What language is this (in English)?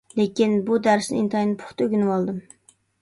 Uyghur